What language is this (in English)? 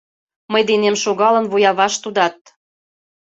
Mari